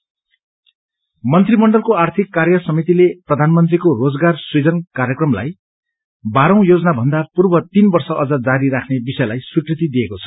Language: Nepali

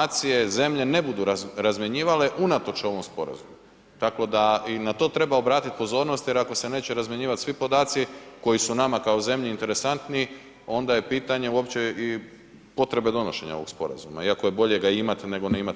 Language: Croatian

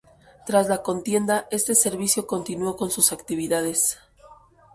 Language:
Spanish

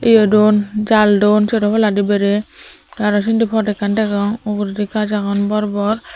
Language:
Chakma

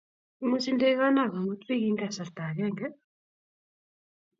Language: Kalenjin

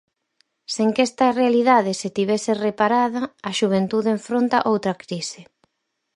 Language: Galician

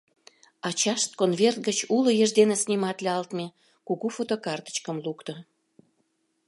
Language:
Mari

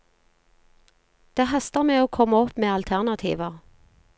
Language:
Norwegian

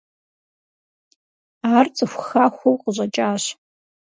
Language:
Kabardian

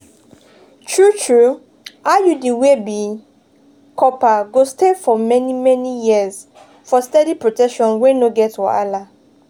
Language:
Nigerian Pidgin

